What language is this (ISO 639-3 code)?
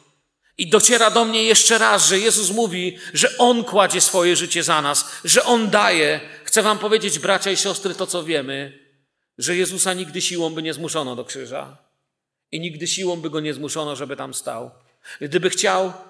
pol